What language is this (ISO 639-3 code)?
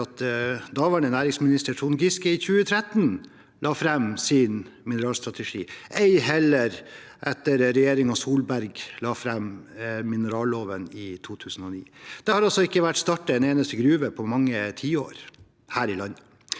nor